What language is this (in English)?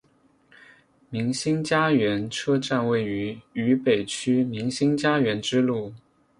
Chinese